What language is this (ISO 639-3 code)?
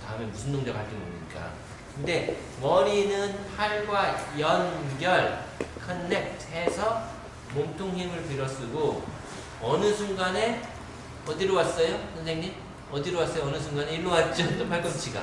kor